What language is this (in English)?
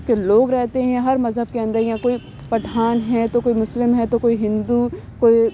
Urdu